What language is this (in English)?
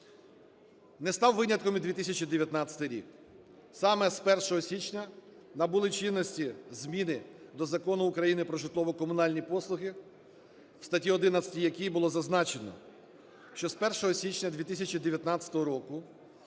Ukrainian